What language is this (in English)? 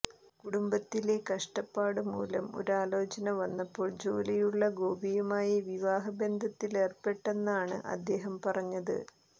Malayalam